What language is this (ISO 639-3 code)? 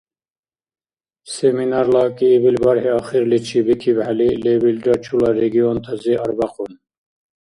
dar